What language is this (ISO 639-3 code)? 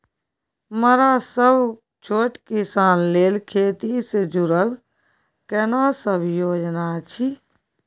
mai